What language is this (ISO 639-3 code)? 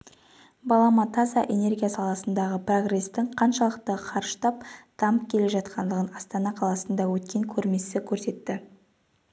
kaz